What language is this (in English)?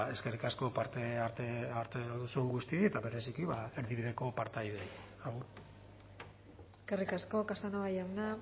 Basque